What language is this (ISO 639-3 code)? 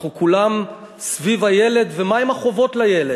heb